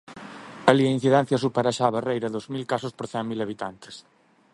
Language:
Galician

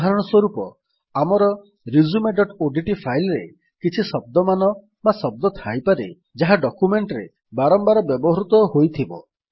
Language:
Odia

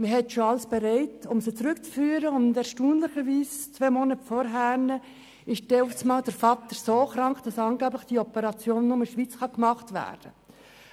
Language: Swiss German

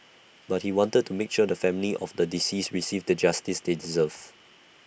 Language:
English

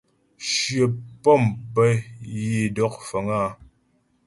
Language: Ghomala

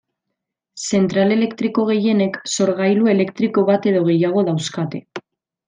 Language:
Basque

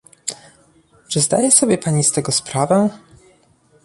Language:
Polish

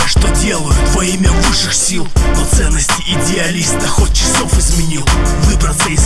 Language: Russian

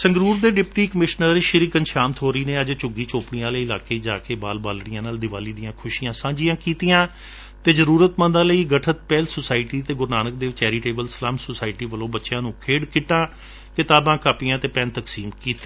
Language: Punjabi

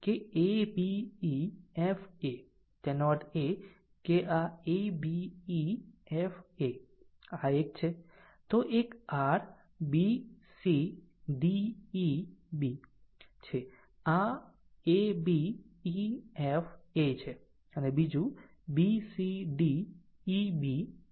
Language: Gujarati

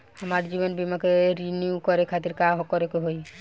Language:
Bhojpuri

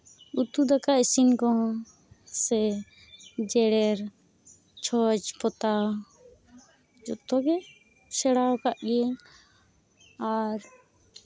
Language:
Santali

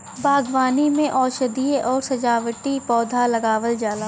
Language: Bhojpuri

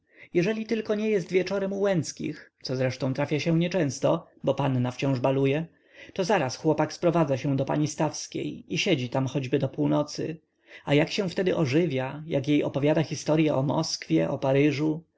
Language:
Polish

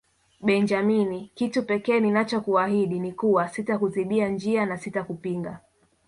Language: Swahili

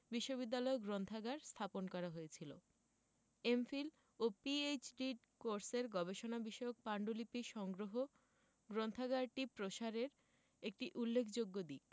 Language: Bangla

